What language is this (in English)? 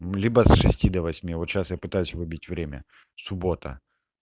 Russian